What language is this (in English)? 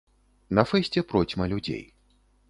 Belarusian